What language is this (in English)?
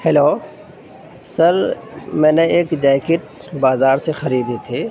Urdu